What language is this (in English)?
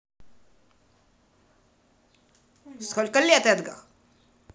Russian